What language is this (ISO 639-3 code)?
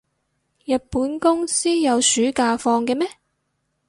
yue